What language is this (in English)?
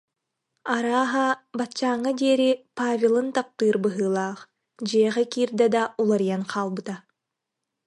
Yakut